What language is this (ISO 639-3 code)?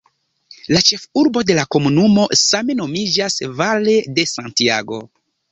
epo